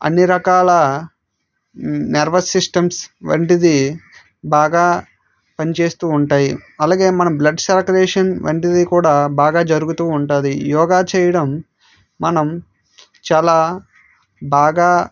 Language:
Telugu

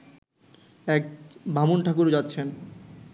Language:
Bangla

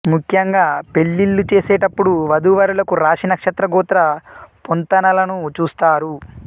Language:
Telugu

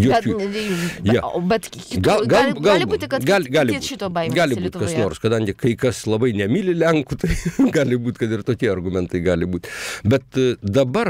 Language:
Polish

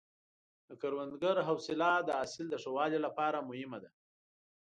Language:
Pashto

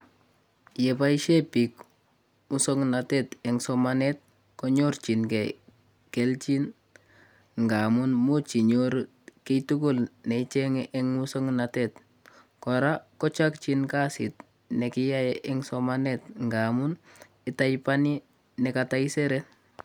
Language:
Kalenjin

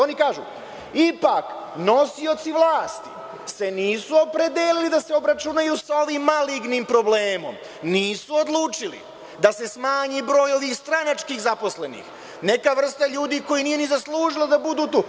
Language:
Serbian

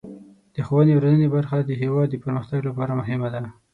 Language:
Pashto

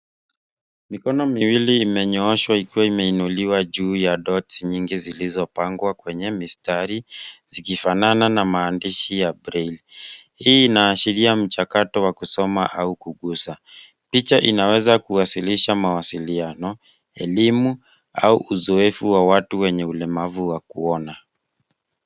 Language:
Swahili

